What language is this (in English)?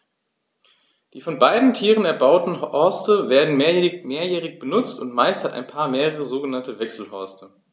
German